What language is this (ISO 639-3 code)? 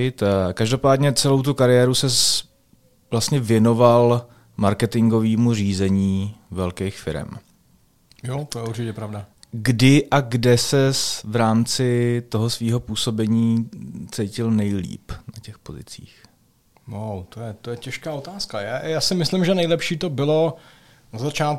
ces